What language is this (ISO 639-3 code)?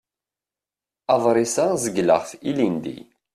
kab